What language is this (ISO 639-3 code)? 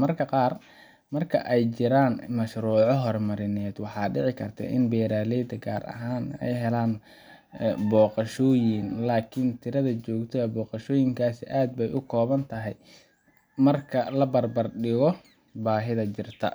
som